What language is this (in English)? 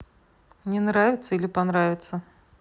Russian